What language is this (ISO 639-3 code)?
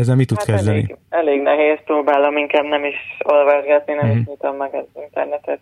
hun